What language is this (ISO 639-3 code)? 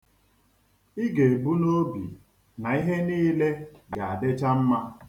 ibo